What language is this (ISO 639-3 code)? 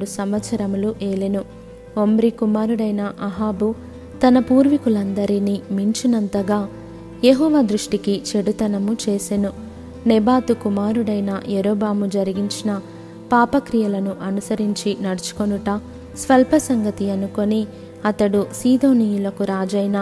tel